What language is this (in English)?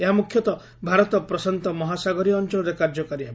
Odia